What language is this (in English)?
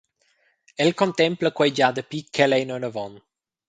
Romansh